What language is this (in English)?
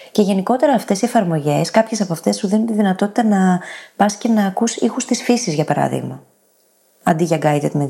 Greek